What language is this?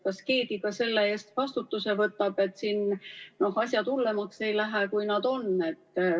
Estonian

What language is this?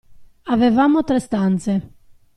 Italian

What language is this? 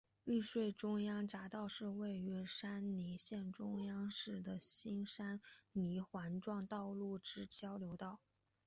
Chinese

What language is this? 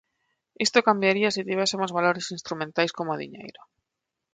Galician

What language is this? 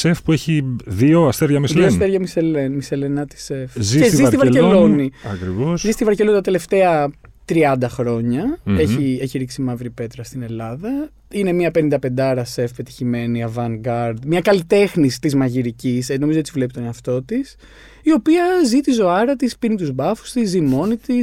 Greek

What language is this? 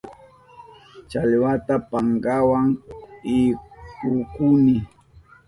Southern Pastaza Quechua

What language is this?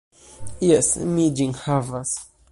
Esperanto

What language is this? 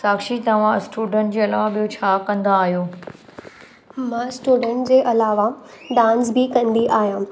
Sindhi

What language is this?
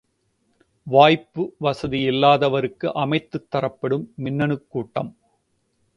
Tamil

